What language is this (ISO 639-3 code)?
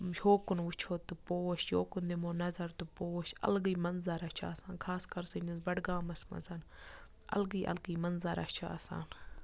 kas